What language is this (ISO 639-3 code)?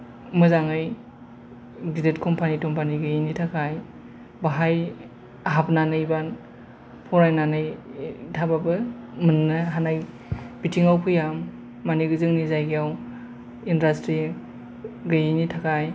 brx